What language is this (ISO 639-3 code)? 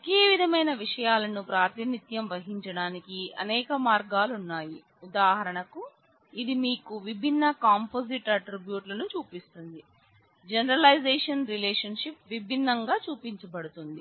tel